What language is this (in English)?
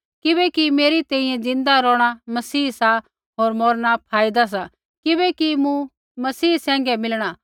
Kullu Pahari